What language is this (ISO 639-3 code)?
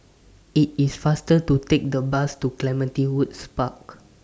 eng